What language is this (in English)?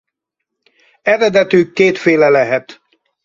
Hungarian